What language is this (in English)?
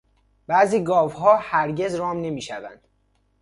Persian